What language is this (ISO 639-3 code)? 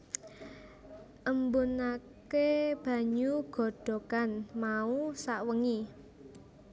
jav